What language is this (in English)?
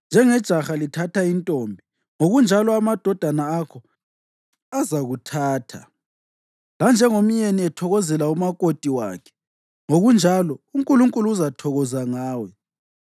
North Ndebele